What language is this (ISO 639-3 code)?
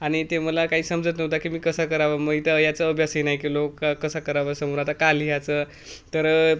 mar